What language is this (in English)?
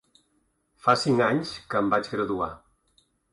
Catalan